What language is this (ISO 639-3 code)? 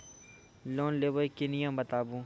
mai